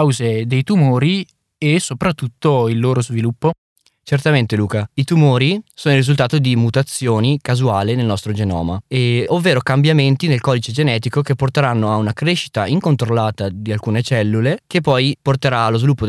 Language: Italian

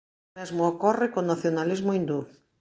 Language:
Galician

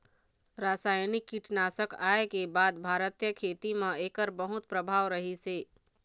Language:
Chhattisgarhi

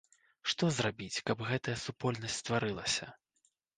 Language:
Belarusian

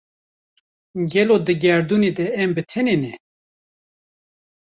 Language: Kurdish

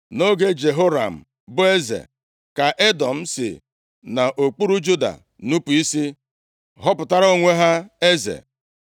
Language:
Igbo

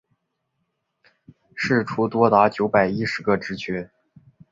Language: Chinese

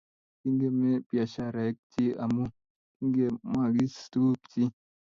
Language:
Kalenjin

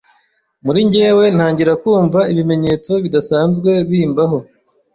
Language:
Kinyarwanda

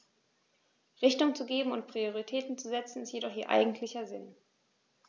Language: German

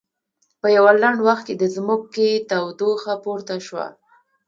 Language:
Pashto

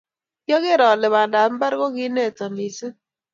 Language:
Kalenjin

